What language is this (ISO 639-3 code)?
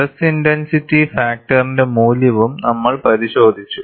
mal